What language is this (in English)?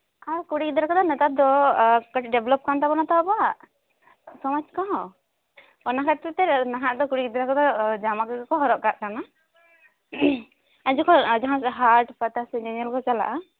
Santali